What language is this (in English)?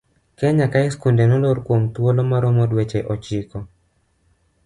Luo (Kenya and Tanzania)